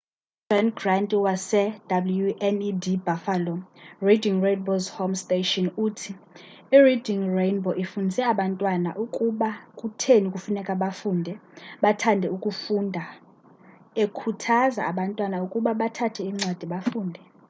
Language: Xhosa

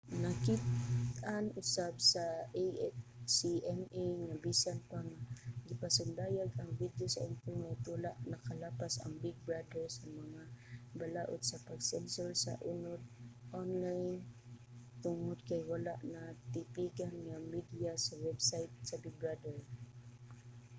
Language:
Cebuano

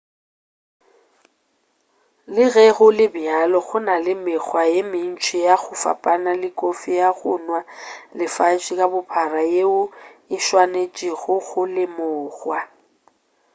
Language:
Northern Sotho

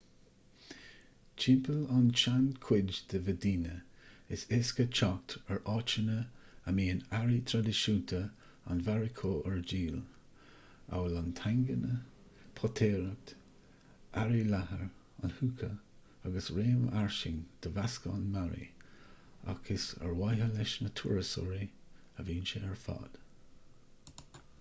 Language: Irish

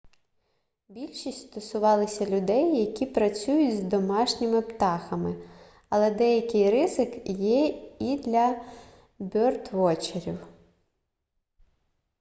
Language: Ukrainian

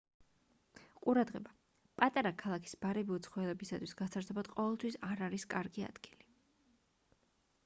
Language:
Georgian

